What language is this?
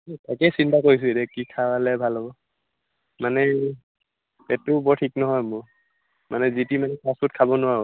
Assamese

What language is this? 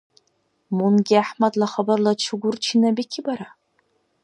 Dargwa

